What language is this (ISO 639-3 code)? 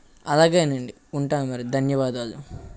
tel